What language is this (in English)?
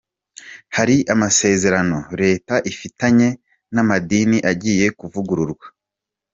Kinyarwanda